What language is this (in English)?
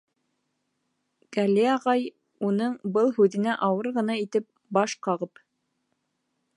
Bashkir